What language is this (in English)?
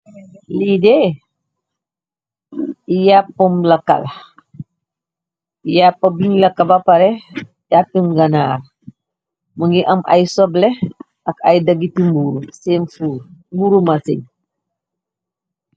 Wolof